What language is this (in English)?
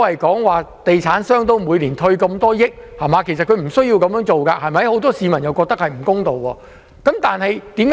Cantonese